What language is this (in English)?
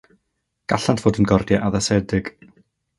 Welsh